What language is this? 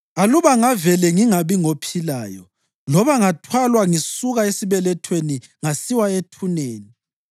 North Ndebele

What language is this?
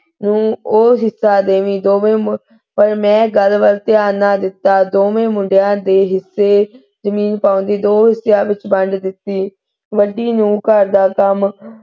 Punjabi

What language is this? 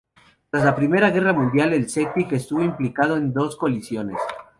Spanish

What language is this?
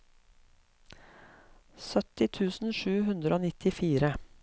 Norwegian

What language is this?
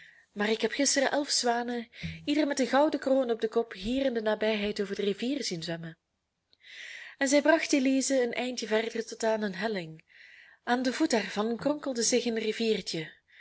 Dutch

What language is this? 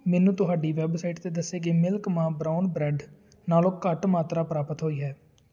Punjabi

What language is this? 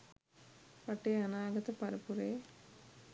Sinhala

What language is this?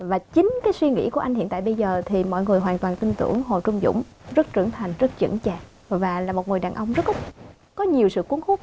Vietnamese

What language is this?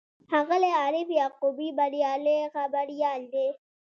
Pashto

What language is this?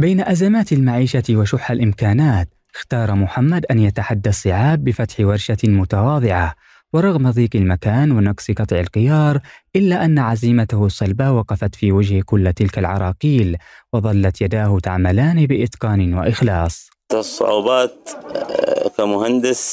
Arabic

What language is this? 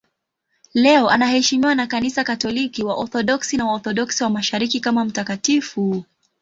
Swahili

